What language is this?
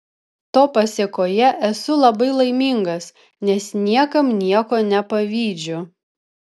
Lithuanian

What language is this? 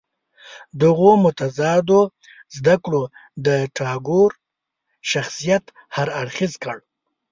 Pashto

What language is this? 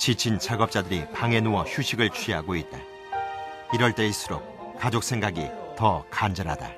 Korean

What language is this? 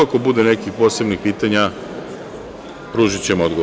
Serbian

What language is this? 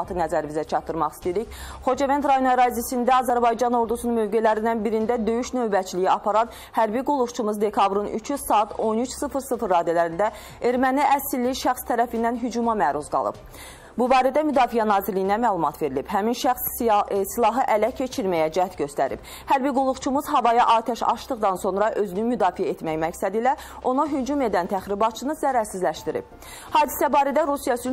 Turkish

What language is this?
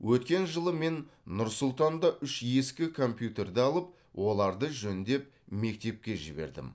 Kazakh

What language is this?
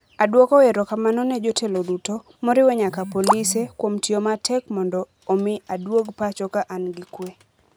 Luo (Kenya and Tanzania)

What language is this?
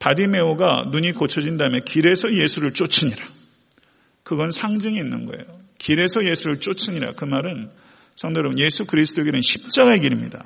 Korean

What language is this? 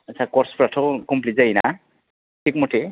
Bodo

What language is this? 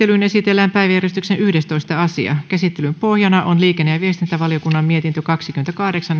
Finnish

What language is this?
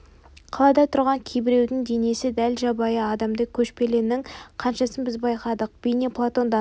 Kazakh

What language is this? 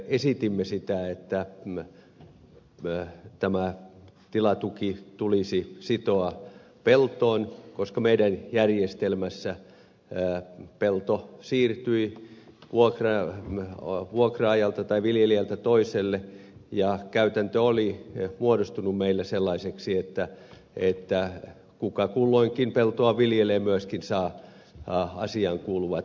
Finnish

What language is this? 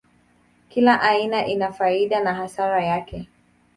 Swahili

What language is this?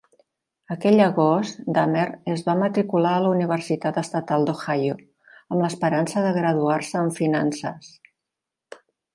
Catalan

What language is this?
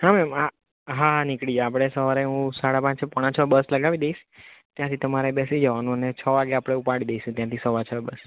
Gujarati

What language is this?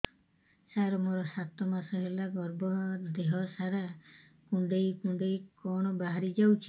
Odia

